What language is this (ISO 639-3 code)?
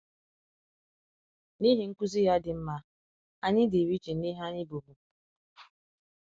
ibo